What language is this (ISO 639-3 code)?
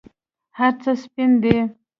pus